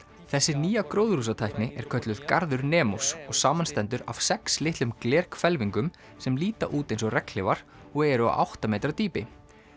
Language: Icelandic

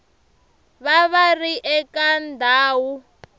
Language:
Tsonga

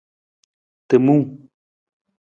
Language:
Nawdm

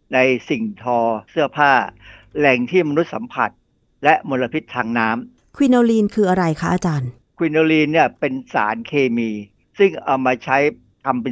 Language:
Thai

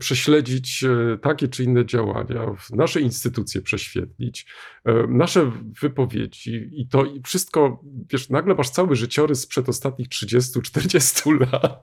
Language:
Polish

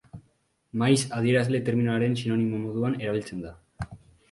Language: Basque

